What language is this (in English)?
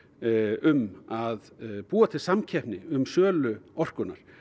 Icelandic